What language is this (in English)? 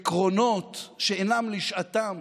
Hebrew